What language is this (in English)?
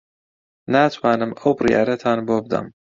Central Kurdish